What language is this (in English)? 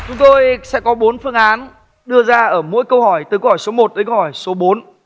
Vietnamese